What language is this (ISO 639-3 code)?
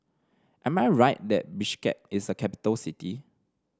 eng